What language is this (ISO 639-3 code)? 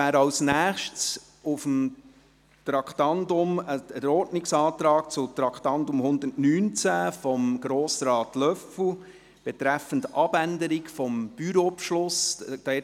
gsw